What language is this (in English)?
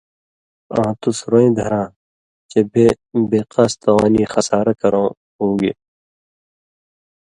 Indus Kohistani